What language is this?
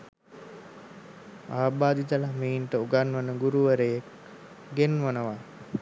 Sinhala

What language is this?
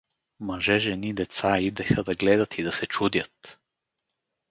Bulgarian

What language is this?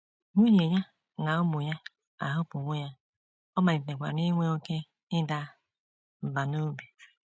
Igbo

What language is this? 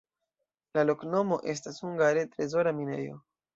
Esperanto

